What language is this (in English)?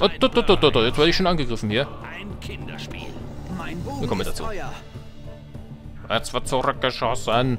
German